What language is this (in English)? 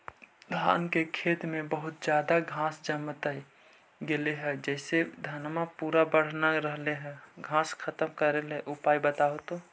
Magahi